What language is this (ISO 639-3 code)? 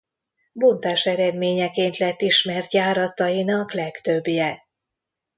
hun